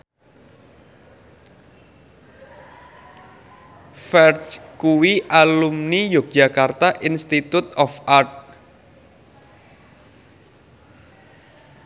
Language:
Javanese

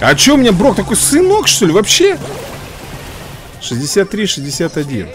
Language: Russian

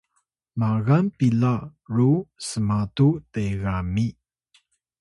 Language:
Atayal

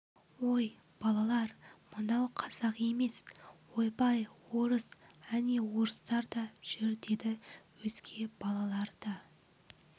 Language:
Kazakh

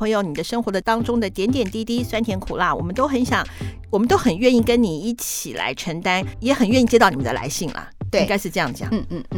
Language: Chinese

